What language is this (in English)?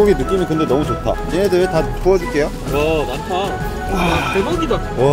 Korean